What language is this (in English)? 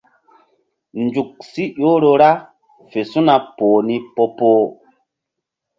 Mbum